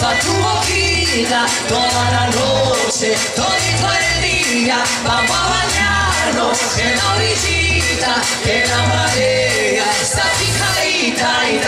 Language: Italian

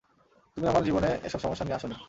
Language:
Bangla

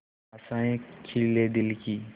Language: Hindi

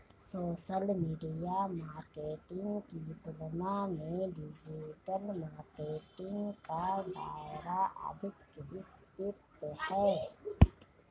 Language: Hindi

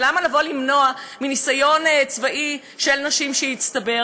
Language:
Hebrew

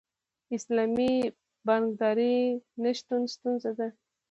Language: Pashto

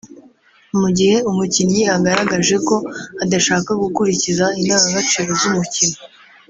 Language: Kinyarwanda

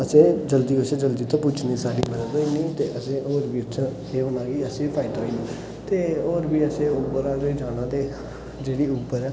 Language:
Dogri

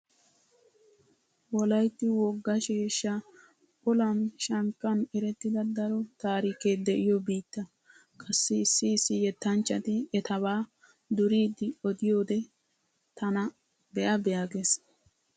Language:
Wolaytta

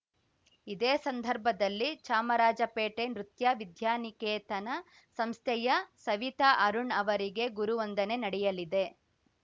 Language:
Kannada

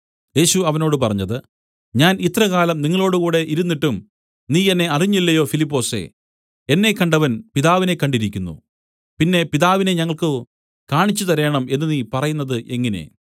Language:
Malayalam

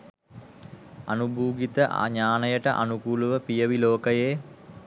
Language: Sinhala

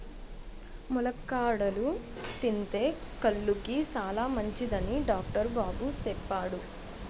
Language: Telugu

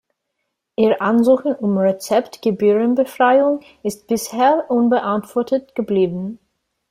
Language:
German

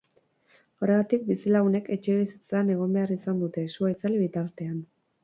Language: Basque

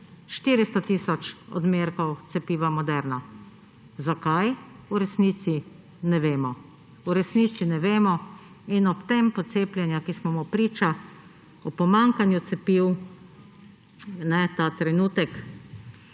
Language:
Slovenian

